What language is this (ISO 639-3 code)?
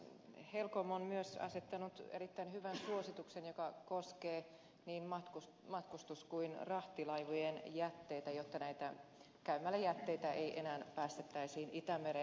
fin